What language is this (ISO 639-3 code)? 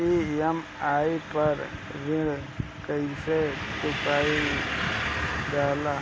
bho